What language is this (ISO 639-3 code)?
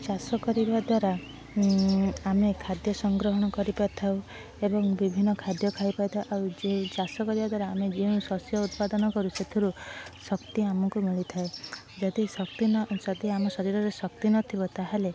ori